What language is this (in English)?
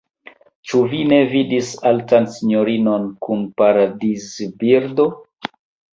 Esperanto